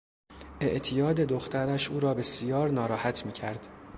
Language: Persian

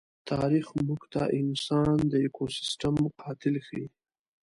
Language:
Pashto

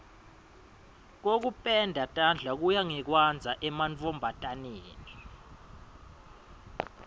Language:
Swati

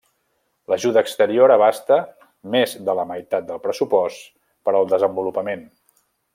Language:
Catalan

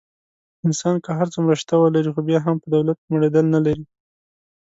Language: Pashto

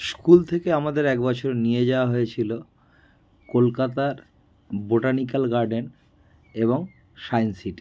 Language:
Bangla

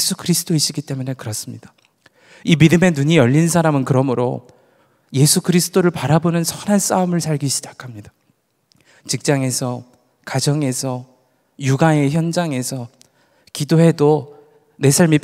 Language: Korean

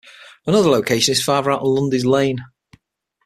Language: English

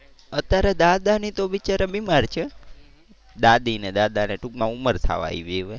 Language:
Gujarati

